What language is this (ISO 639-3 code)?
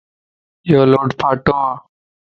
lss